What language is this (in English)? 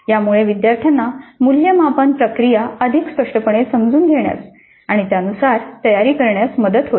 Marathi